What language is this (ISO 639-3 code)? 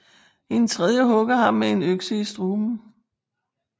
dan